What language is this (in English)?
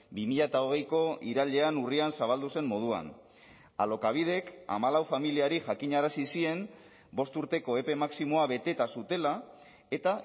Basque